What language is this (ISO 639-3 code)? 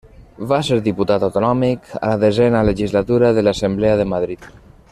cat